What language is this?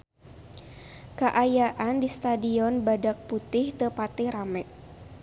Sundanese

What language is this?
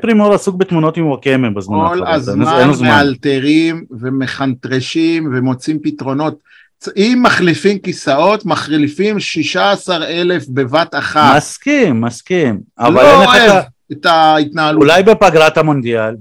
Hebrew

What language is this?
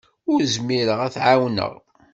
Kabyle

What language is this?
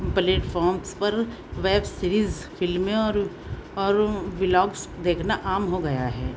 Urdu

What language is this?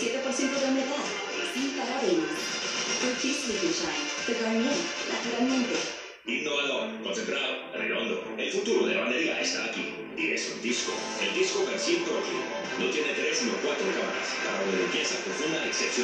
Spanish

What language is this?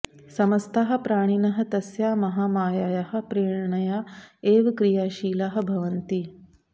Sanskrit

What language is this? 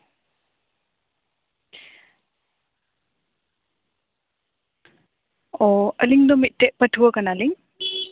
Santali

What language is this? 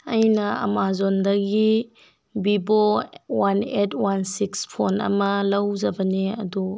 Manipuri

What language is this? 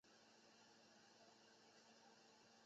Chinese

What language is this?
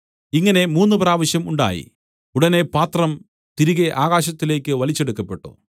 Malayalam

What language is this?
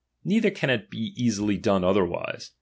English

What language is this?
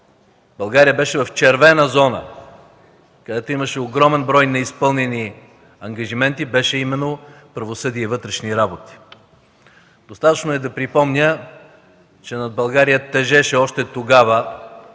Bulgarian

